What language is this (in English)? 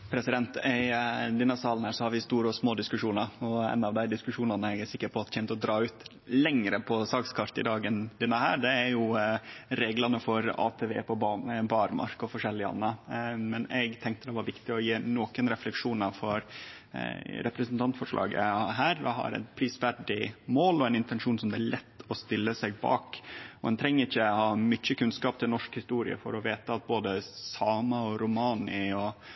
Norwegian Nynorsk